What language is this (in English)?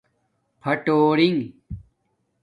Domaaki